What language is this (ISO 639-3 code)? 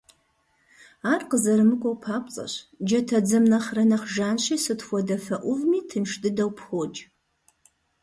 kbd